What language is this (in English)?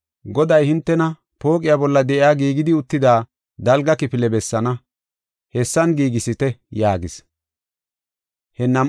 Gofa